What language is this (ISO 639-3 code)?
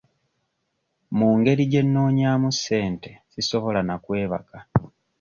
lug